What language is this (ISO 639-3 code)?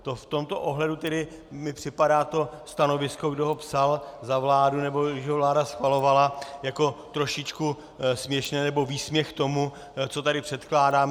ces